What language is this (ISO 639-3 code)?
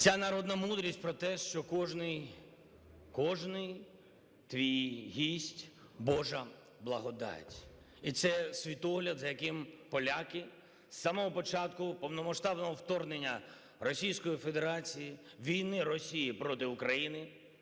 ukr